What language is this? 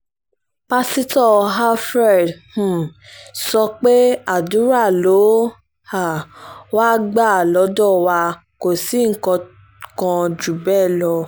Yoruba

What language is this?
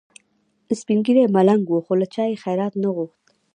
Pashto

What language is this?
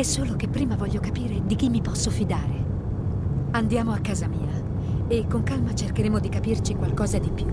Italian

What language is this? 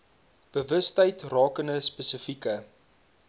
Afrikaans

